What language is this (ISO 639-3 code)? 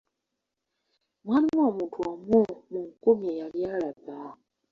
lug